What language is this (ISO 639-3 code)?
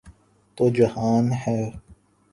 urd